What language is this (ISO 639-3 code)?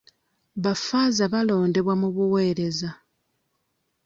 lug